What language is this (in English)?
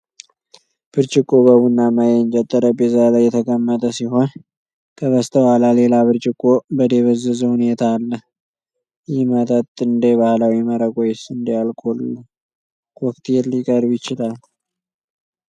Amharic